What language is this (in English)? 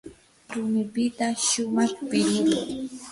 Yanahuanca Pasco Quechua